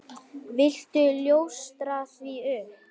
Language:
Icelandic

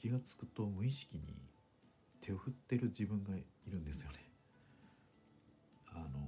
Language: Japanese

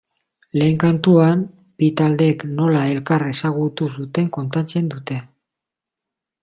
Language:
Basque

